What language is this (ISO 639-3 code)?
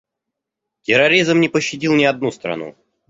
rus